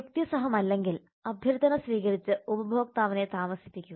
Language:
Malayalam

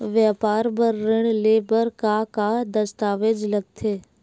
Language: Chhattisgarhi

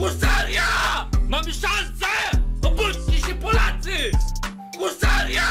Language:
Polish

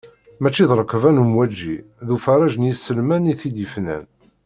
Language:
Kabyle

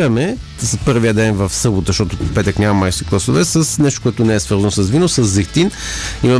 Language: Bulgarian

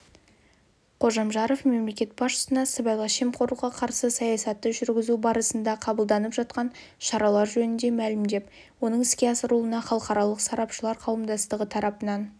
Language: Kazakh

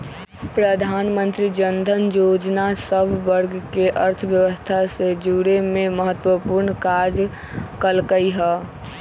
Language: Magahi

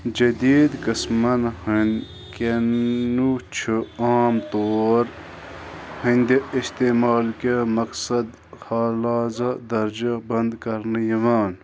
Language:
Kashmiri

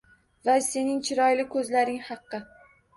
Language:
Uzbek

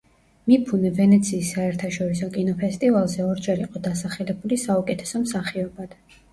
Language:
Georgian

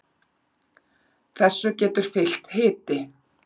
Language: Icelandic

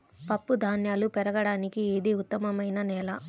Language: Telugu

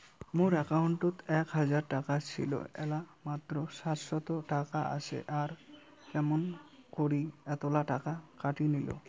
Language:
Bangla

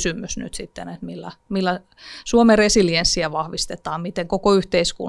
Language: Finnish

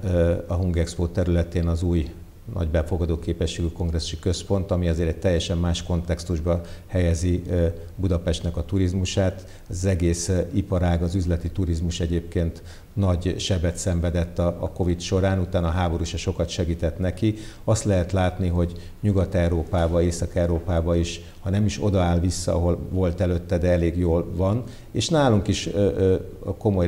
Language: Hungarian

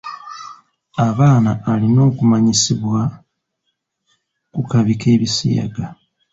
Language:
Ganda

